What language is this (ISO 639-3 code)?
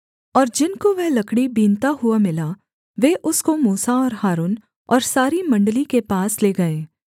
hin